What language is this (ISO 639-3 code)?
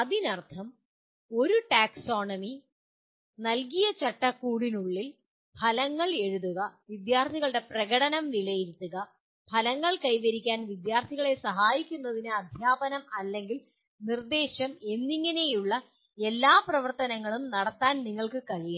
mal